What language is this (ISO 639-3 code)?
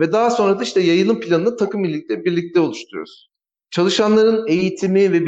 tur